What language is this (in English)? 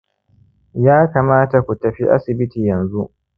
Hausa